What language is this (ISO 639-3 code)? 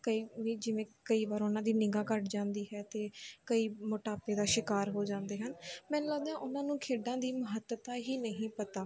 pan